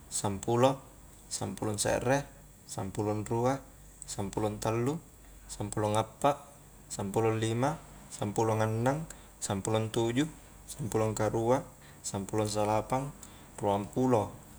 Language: Highland Konjo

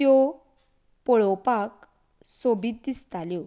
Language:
Konkani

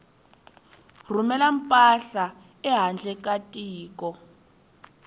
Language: Tsonga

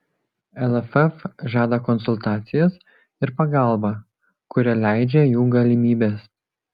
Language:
Lithuanian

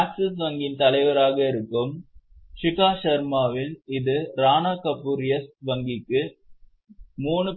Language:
Tamil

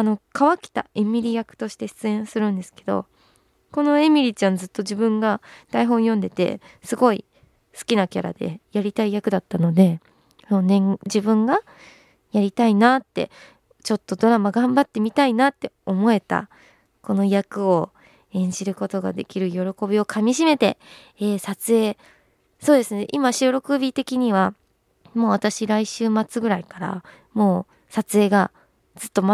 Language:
Japanese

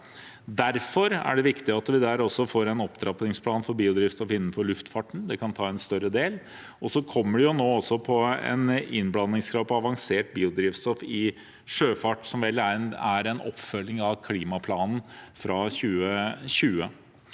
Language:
Norwegian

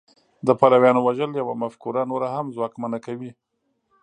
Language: Pashto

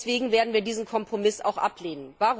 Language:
German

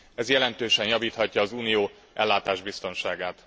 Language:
Hungarian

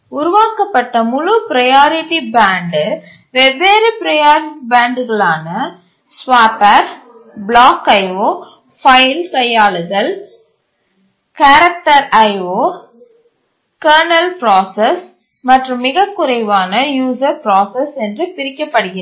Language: Tamil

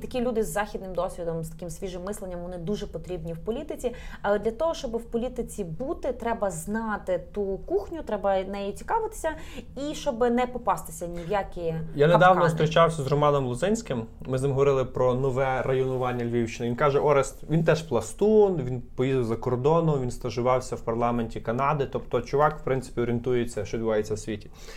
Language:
Ukrainian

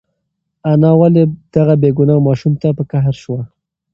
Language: Pashto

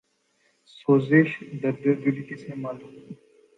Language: Urdu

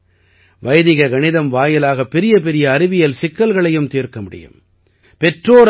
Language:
Tamil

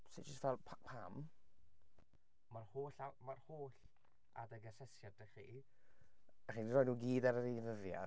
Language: Welsh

